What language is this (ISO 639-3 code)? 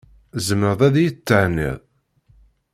kab